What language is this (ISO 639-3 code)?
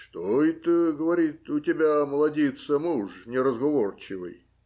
rus